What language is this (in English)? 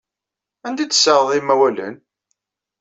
Kabyle